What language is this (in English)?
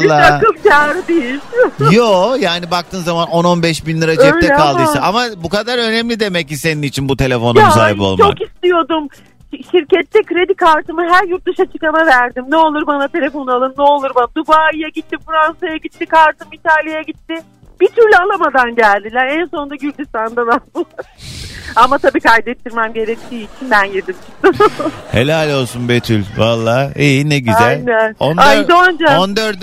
Turkish